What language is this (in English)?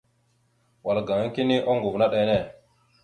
Mada (Cameroon)